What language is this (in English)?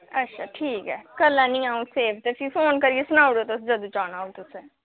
Dogri